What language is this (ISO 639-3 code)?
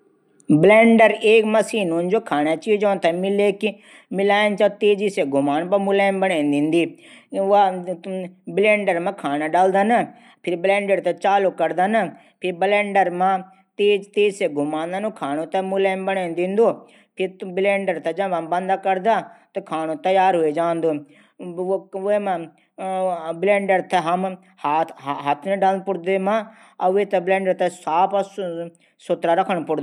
gbm